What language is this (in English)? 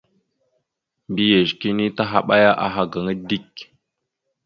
Mada (Cameroon)